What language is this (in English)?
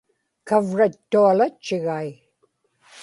Inupiaq